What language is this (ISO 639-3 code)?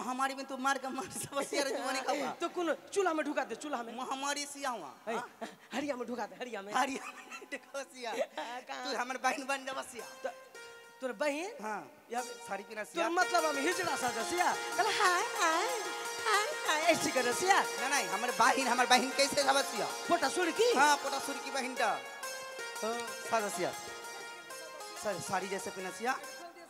hin